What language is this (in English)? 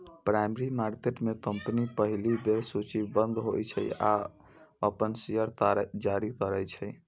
Maithili